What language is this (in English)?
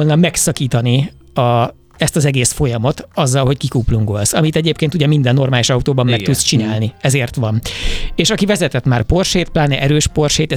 Hungarian